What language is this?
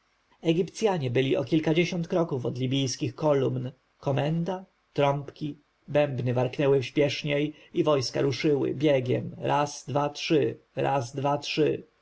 Polish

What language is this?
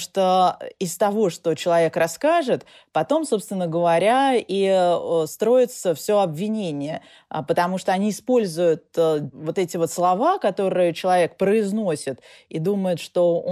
Russian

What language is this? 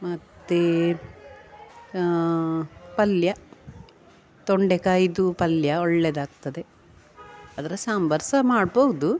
Kannada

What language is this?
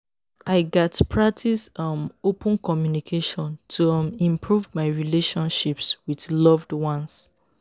Nigerian Pidgin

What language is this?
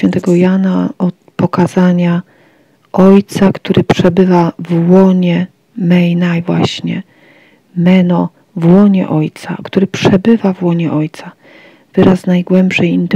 Polish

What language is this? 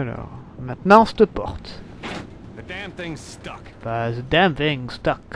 French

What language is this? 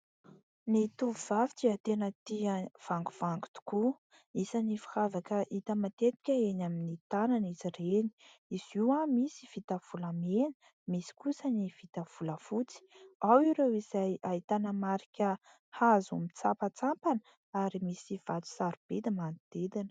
Malagasy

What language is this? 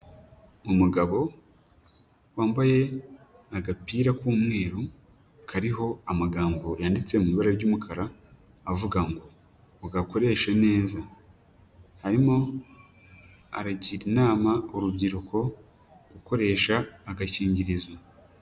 Kinyarwanda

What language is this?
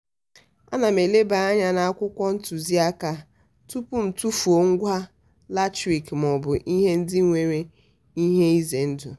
Igbo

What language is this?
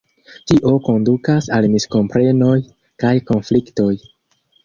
Esperanto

